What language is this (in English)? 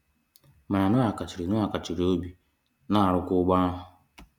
Igbo